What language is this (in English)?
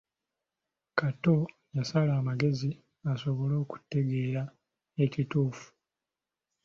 Ganda